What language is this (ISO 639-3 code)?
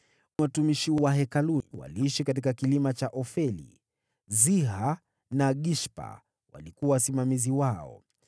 swa